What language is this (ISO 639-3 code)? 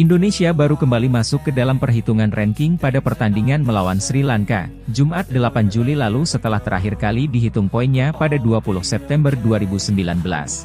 ind